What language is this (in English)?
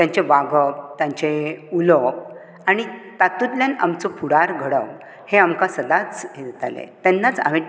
Konkani